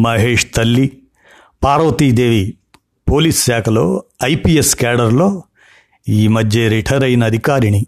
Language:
Telugu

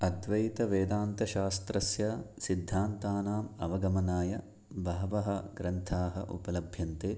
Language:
Sanskrit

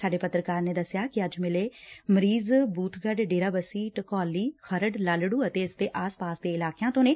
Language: Punjabi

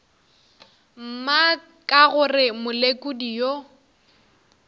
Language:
Northern Sotho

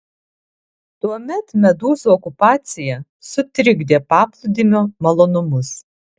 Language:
Lithuanian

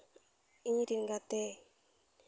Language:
Santali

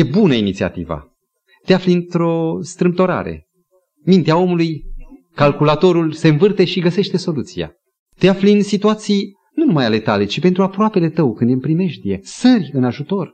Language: Romanian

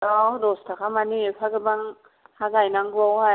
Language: Bodo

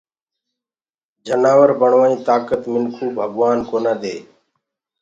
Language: Gurgula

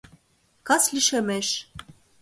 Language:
Mari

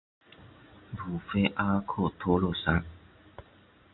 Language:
Chinese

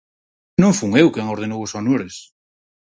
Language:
Galician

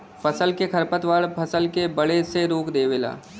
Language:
Bhojpuri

